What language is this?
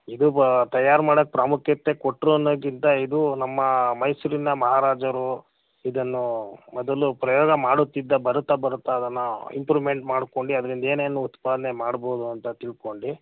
Kannada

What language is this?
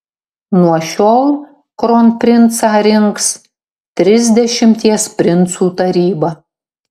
Lithuanian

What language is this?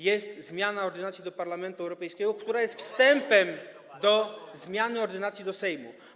Polish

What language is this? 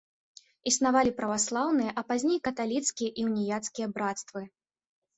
Belarusian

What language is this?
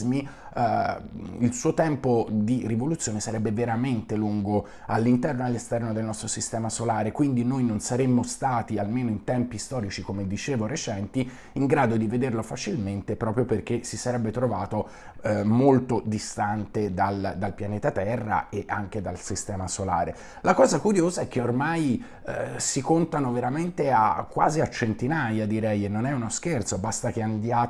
Italian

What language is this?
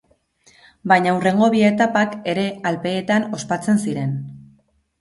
Basque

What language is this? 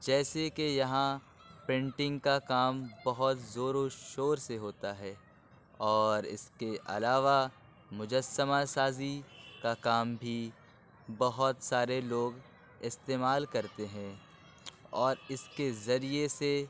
Urdu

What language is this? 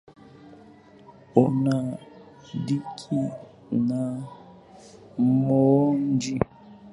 Swahili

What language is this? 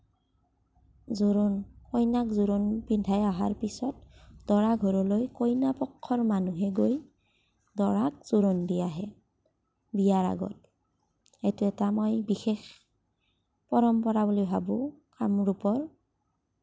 Assamese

